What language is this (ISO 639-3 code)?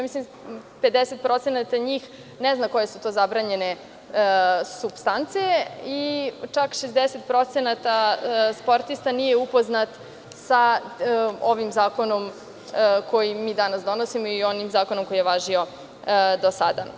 srp